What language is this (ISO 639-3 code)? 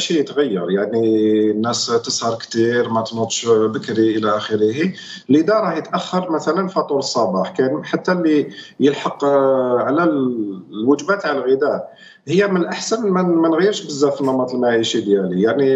ara